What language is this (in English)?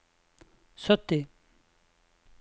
Norwegian